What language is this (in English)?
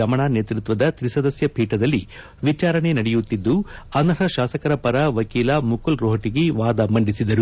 Kannada